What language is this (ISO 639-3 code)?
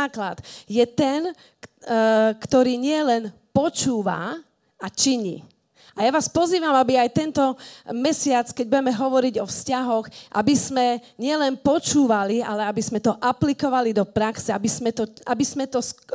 slk